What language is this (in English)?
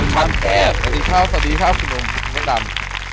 Thai